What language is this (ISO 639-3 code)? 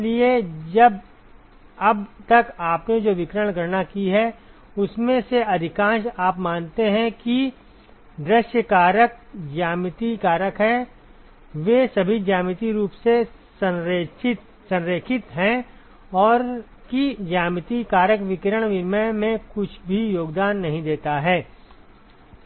hin